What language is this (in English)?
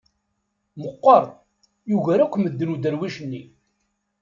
Kabyle